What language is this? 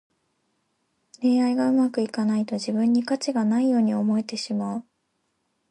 Japanese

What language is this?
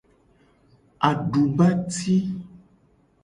Gen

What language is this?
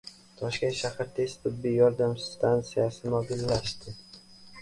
Uzbek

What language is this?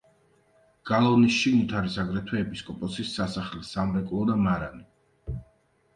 Georgian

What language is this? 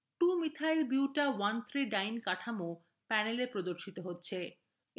Bangla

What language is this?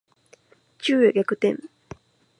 Japanese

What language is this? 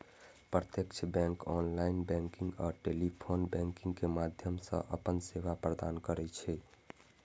Maithili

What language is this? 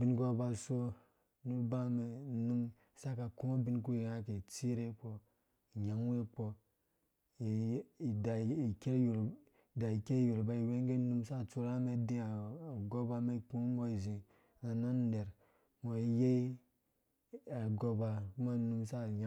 Dũya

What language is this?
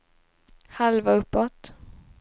Swedish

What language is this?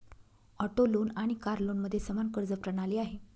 Marathi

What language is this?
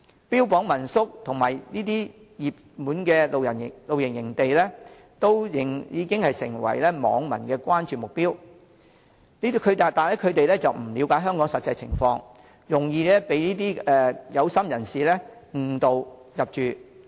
Cantonese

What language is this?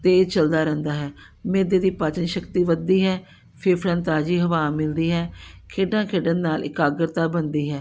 Punjabi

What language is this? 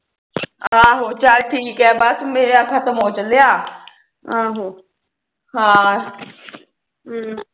Punjabi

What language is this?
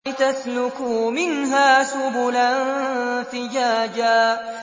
Arabic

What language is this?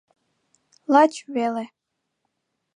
Mari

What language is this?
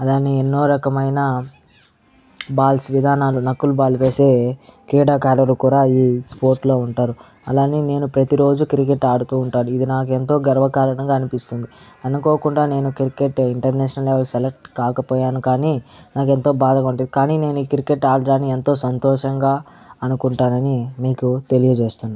Telugu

